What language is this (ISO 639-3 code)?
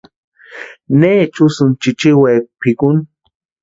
pua